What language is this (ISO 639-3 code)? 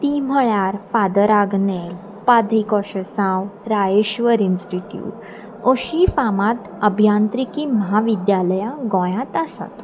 kok